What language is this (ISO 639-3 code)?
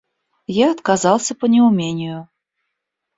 rus